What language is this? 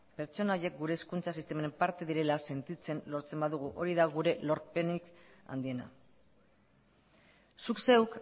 Basque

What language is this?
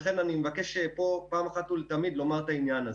Hebrew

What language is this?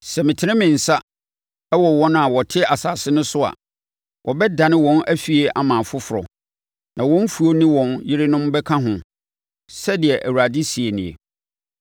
Akan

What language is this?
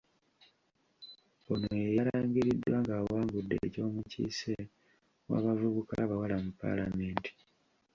Ganda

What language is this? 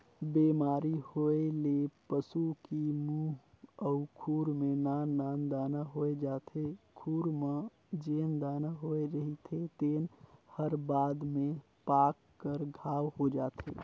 Chhattisgarhi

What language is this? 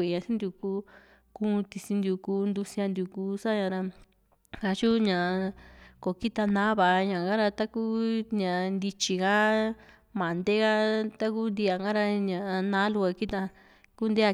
Juxtlahuaca Mixtec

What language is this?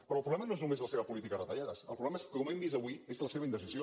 Catalan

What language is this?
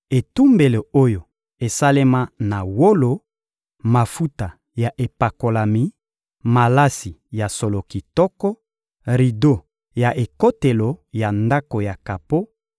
Lingala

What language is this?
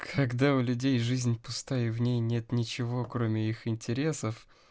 Russian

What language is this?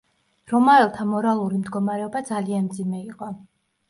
Georgian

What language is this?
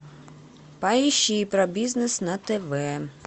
Russian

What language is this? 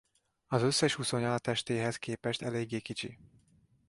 Hungarian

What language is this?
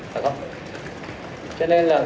Vietnamese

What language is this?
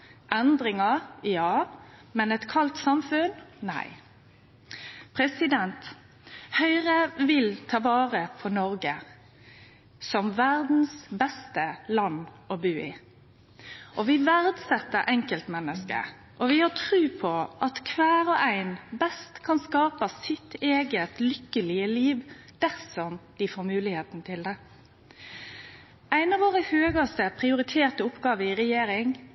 Norwegian Nynorsk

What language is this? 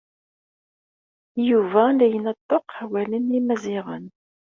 Kabyle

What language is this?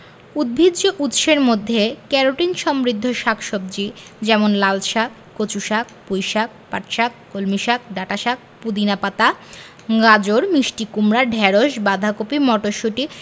Bangla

